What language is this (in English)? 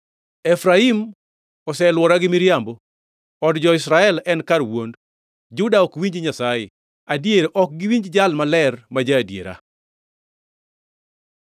Luo (Kenya and Tanzania)